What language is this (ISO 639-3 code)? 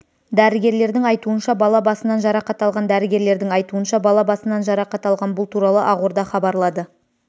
kaz